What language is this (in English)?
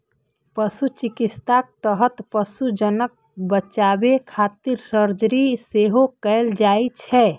Maithili